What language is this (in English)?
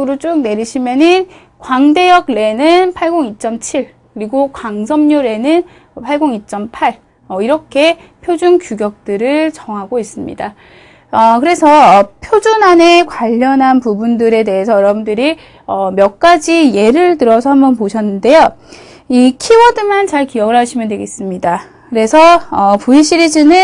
Korean